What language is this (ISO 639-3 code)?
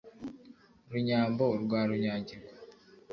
kin